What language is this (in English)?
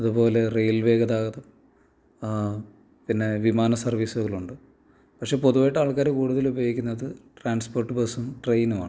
Malayalam